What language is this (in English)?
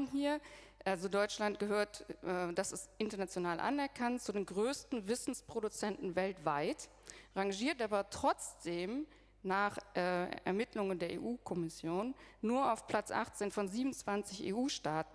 German